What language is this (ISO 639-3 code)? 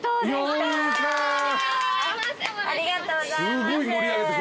jpn